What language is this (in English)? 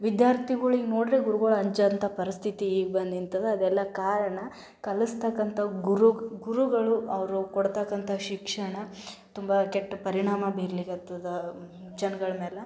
Kannada